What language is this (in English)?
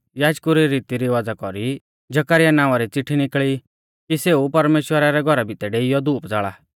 Mahasu Pahari